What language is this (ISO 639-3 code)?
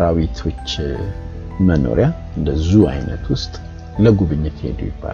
amh